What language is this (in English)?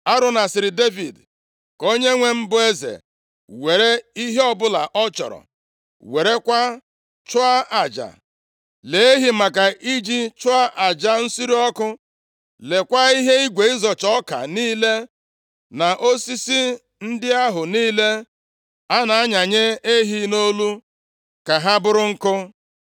Igbo